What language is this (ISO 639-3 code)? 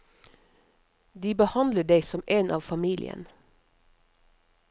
nor